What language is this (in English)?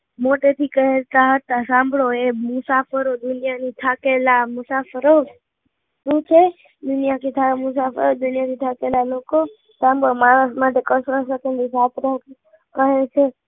Gujarati